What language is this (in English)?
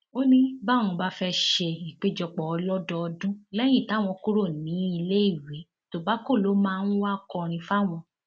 Yoruba